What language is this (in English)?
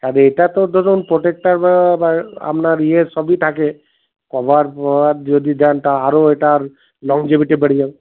Bangla